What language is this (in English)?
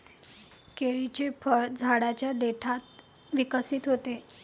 Marathi